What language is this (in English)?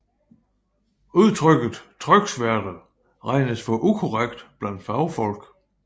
Danish